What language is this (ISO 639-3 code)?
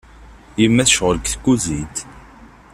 kab